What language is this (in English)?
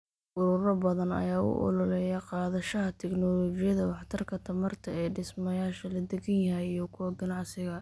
Somali